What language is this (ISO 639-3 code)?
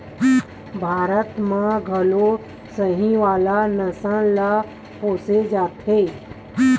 hne